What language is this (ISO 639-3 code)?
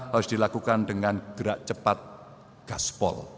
ind